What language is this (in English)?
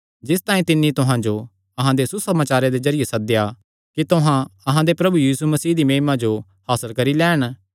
Kangri